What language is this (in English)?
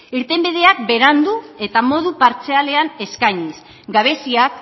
Basque